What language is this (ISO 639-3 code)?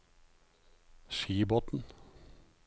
nor